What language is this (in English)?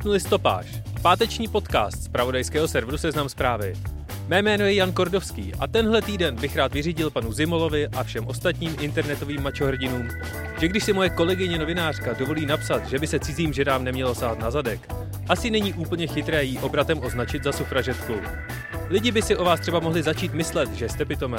Czech